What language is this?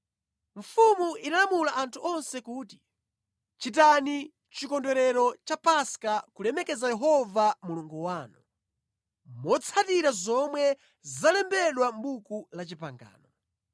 Nyanja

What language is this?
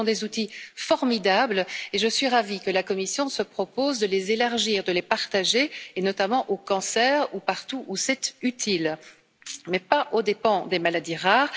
French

